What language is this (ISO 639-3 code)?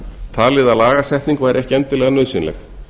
isl